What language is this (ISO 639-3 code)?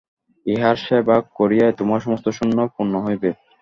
ben